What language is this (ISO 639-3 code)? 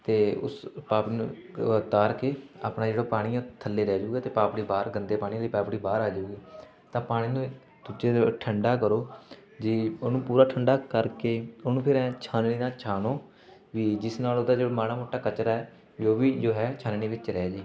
pan